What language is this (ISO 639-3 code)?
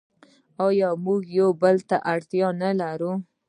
pus